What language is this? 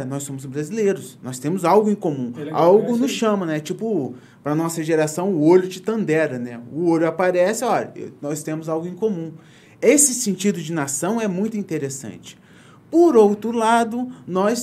Portuguese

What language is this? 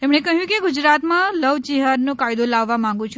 Gujarati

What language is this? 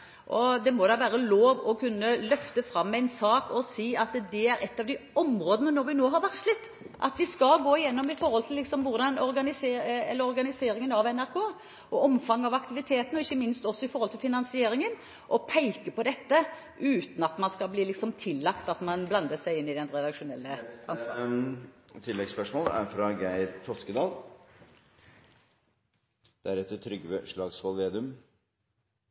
Norwegian Bokmål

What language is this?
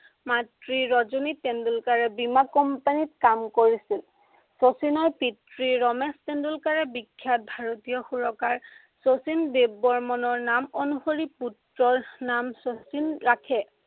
Assamese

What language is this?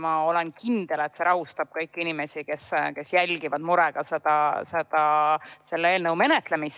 Estonian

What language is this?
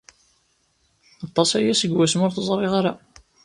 Kabyle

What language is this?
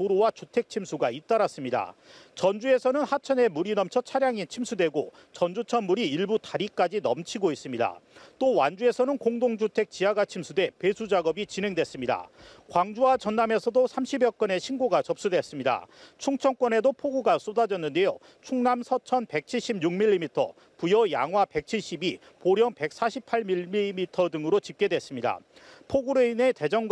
Korean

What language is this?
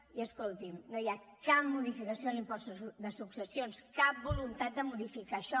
Catalan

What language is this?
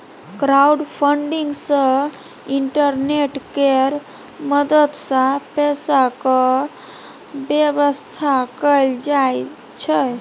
Maithili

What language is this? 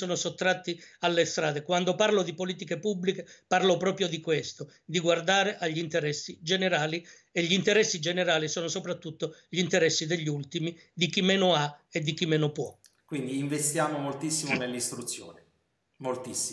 Italian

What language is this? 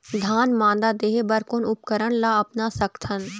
Chhattisgarhi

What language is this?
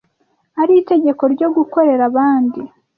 Kinyarwanda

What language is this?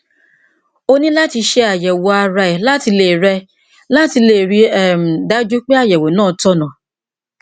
Yoruba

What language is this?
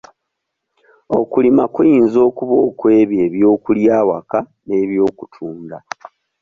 Ganda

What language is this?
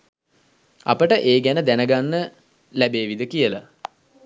Sinhala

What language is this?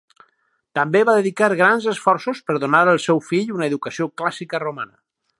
Catalan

